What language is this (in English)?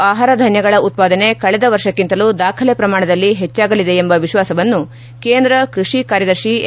Kannada